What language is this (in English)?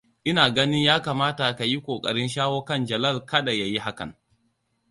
Hausa